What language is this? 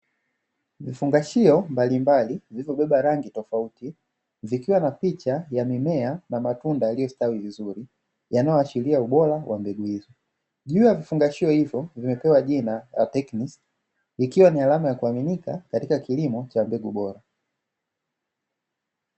Swahili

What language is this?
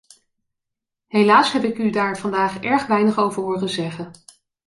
Dutch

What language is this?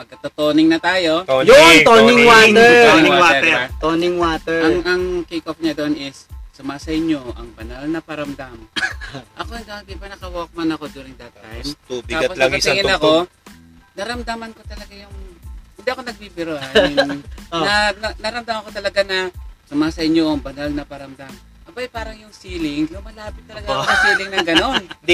Filipino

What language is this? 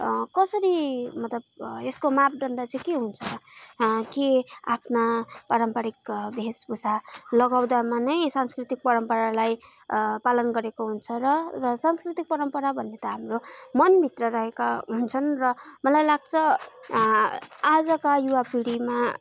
Nepali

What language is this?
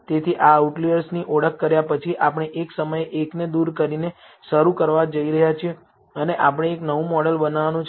Gujarati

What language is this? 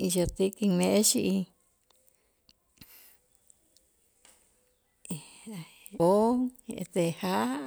Itzá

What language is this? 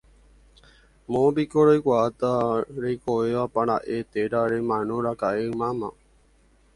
Guarani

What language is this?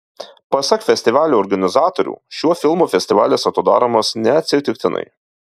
Lithuanian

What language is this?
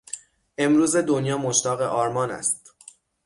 Persian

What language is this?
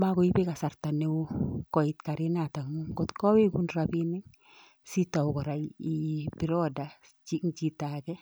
Kalenjin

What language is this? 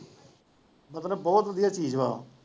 Punjabi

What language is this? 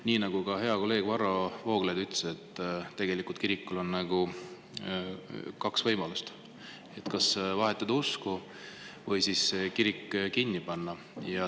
Estonian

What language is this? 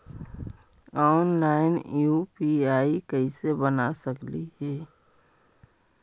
Magahi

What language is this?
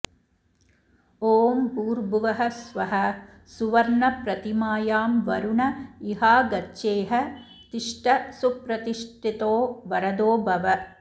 Sanskrit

